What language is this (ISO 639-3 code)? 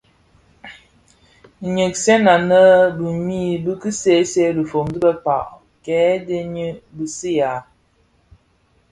ksf